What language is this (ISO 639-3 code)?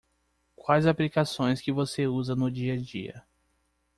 por